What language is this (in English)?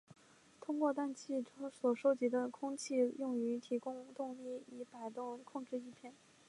Chinese